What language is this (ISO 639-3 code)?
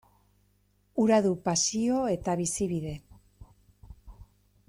eus